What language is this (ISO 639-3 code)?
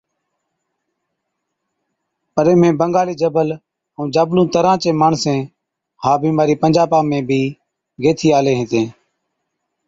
odk